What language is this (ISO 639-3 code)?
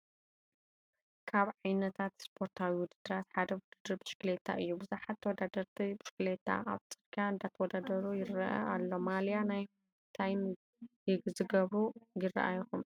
tir